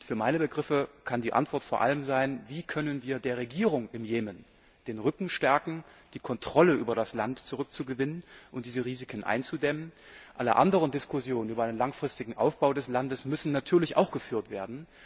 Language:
German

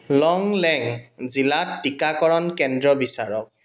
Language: Assamese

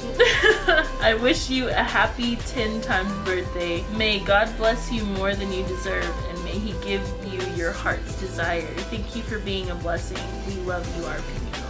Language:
English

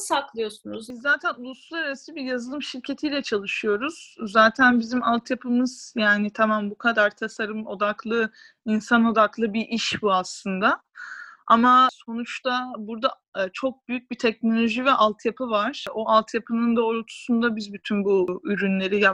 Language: Turkish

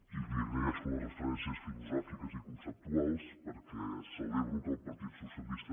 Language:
Catalan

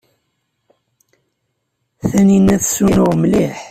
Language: Kabyle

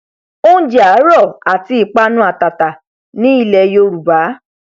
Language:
Yoruba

